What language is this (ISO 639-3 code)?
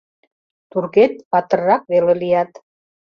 chm